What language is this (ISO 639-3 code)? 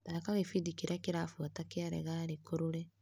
kik